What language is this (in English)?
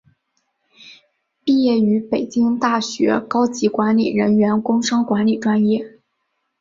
Chinese